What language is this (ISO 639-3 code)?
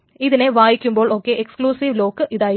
mal